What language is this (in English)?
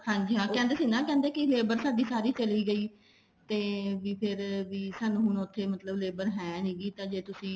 Punjabi